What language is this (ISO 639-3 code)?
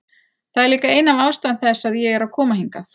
isl